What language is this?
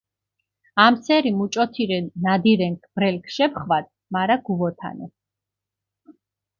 Mingrelian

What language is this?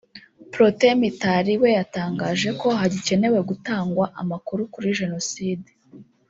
Kinyarwanda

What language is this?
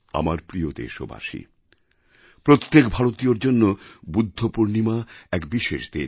Bangla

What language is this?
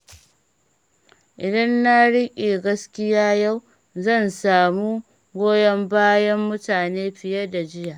Hausa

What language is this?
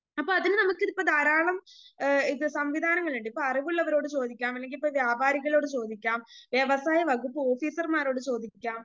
Malayalam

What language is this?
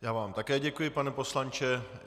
Czech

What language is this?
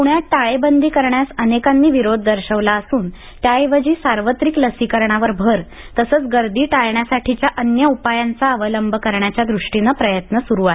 Marathi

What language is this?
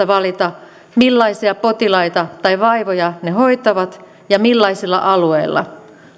Finnish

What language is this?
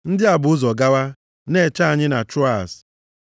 Igbo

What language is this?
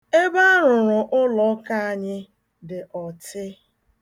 Igbo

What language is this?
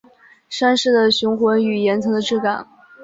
Chinese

